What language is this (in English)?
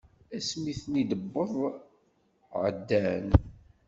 Kabyle